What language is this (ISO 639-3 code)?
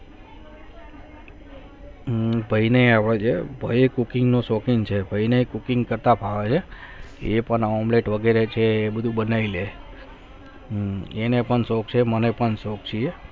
guj